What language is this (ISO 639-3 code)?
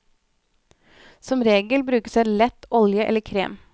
nor